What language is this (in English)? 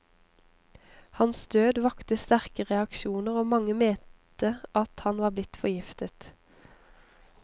Norwegian